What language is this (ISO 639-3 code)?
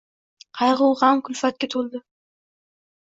uzb